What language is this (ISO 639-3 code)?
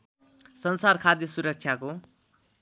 nep